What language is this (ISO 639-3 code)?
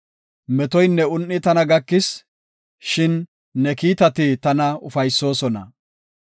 gof